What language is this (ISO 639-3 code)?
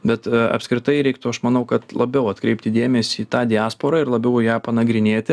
lit